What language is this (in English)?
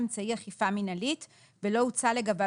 Hebrew